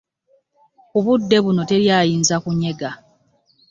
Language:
Ganda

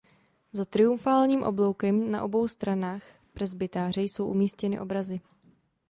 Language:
Czech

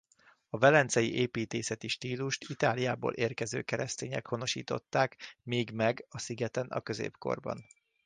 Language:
Hungarian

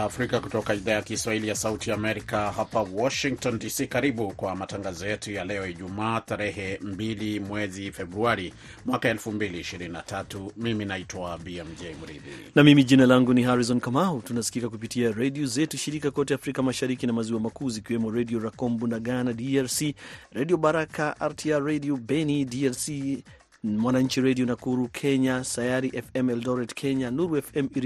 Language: Swahili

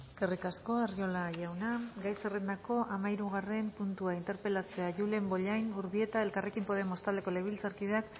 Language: Basque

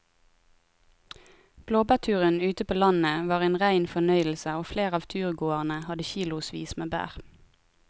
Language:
Norwegian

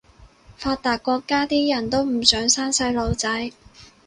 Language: Cantonese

